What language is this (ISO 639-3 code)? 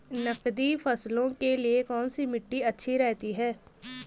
hin